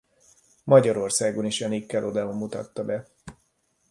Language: Hungarian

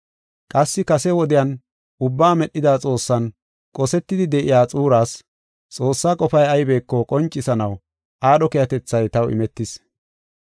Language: Gofa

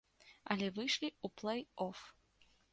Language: Belarusian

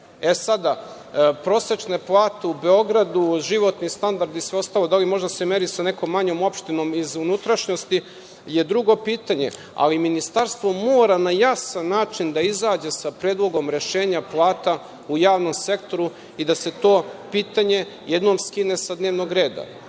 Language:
Serbian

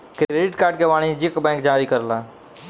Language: Bhojpuri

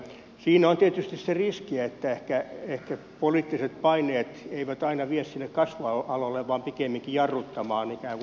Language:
Finnish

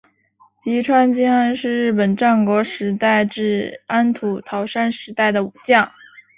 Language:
Chinese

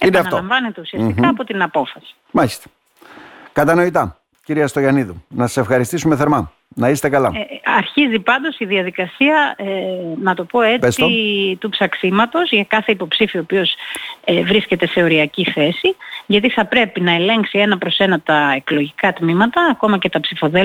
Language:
Greek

